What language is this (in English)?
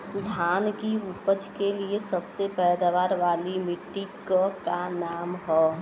Bhojpuri